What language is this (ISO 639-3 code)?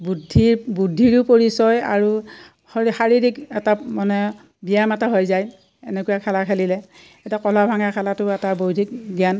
asm